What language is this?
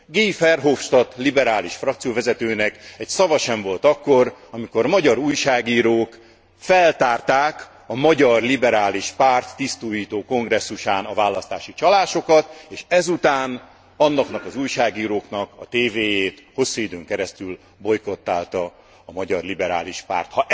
Hungarian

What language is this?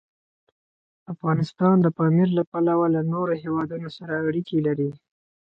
Pashto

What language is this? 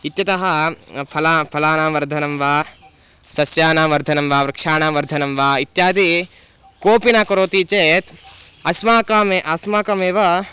Sanskrit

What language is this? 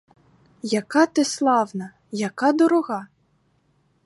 Ukrainian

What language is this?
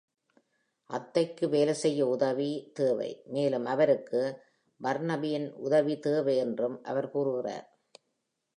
Tamil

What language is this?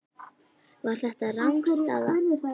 Icelandic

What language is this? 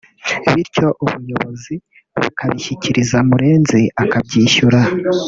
Kinyarwanda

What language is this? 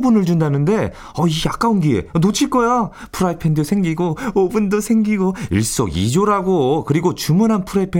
Korean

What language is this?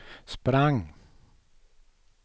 Swedish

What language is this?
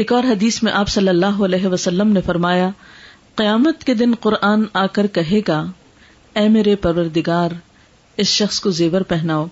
Urdu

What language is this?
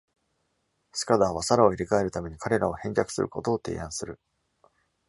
Japanese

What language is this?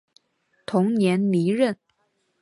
Chinese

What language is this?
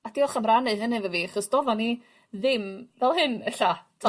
Welsh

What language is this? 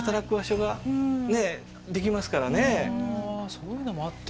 Japanese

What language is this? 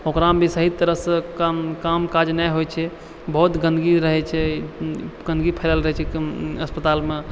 Maithili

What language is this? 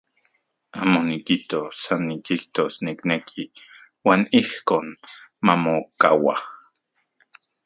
Central Puebla Nahuatl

